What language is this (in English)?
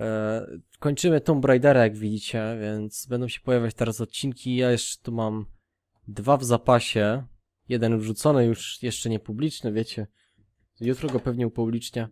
Polish